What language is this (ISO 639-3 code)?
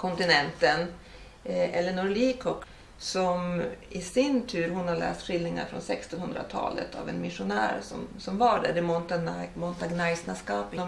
swe